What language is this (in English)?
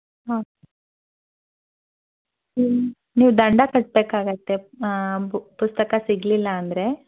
Kannada